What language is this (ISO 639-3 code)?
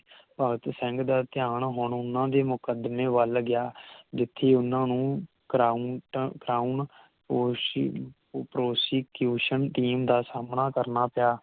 pan